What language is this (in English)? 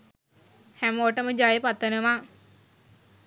Sinhala